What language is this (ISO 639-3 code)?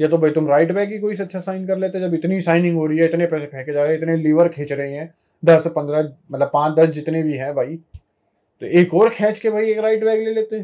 hin